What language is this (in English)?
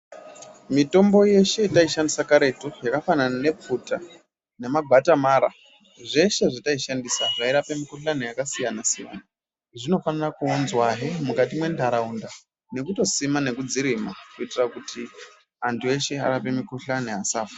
Ndau